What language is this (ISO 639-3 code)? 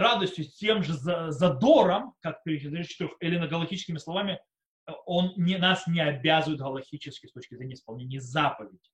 rus